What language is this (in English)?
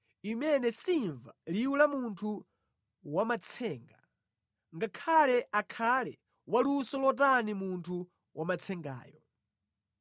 Nyanja